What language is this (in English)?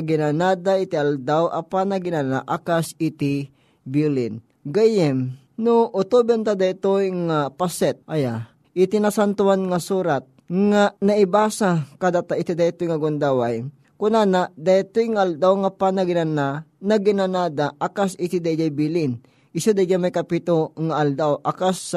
Filipino